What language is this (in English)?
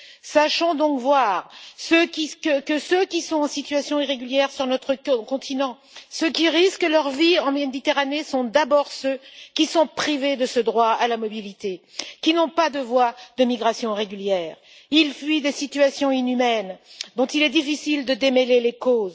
French